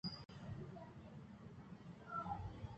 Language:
Eastern Balochi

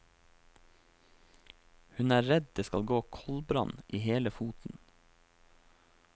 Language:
Norwegian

